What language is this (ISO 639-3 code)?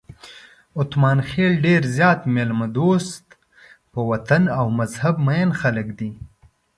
pus